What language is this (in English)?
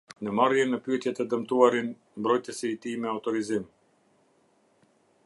Albanian